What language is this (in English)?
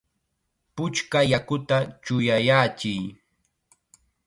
Chiquián Ancash Quechua